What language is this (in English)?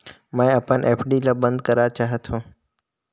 Chhattisgarhi